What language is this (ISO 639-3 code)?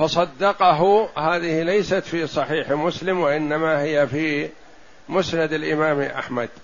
ara